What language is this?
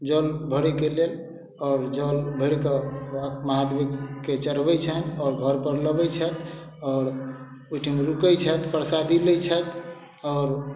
Maithili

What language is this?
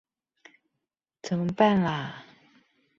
Chinese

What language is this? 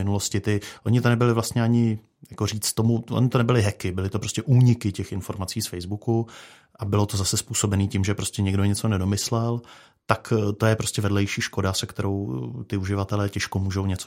Czech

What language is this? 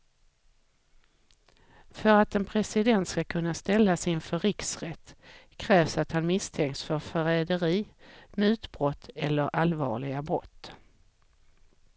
Swedish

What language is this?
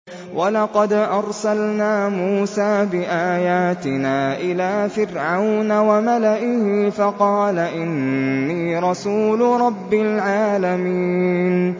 Arabic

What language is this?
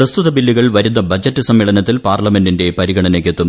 Malayalam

